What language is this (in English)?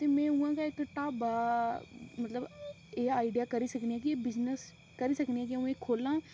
Dogri